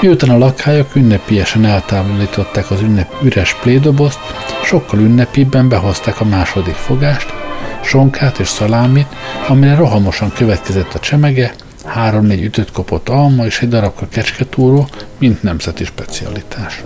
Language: Hungarian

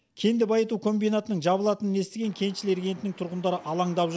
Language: Kazakh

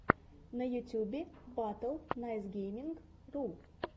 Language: Russian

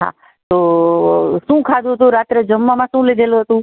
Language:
Gujarati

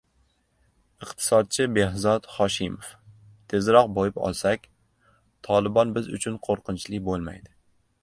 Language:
Uzbek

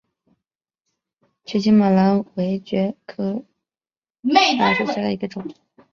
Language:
Chinese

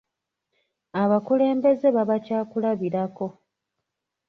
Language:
Ganda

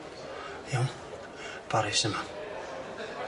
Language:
Welsh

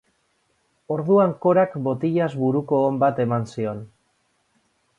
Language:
Basque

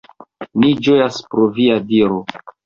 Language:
Esperanto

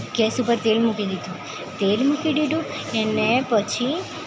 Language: Gujarati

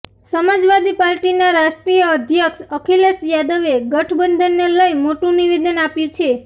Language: Gujarati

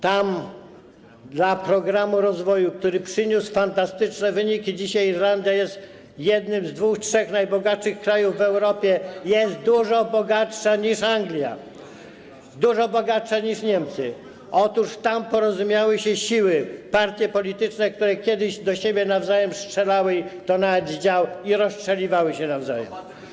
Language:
Polish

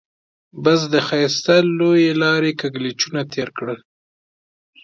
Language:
Pashto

